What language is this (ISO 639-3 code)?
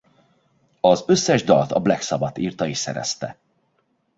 hun